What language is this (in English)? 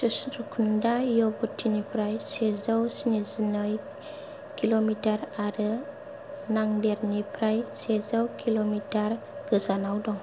Bodo